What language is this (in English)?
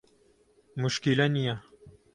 Central Kurdish